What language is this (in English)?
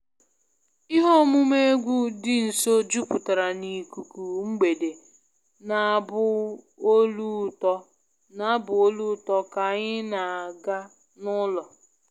Igbo